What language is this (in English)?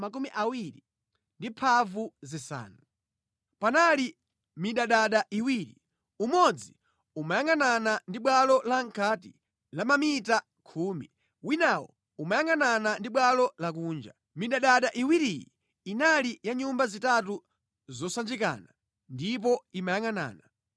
Nyanja